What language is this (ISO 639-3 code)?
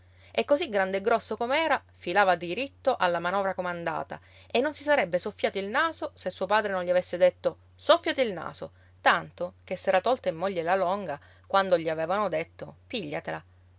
ita